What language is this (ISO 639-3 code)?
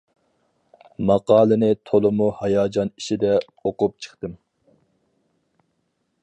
uig